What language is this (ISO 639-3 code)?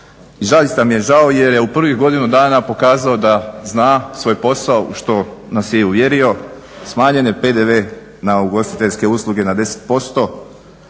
hrv